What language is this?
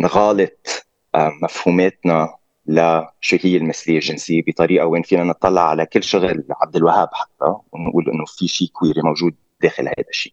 Arabic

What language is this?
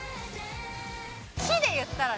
Japanese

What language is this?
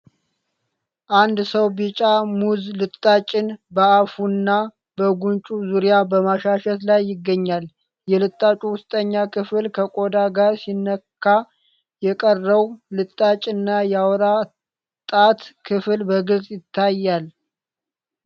Amharic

